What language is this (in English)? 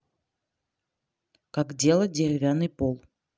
Russian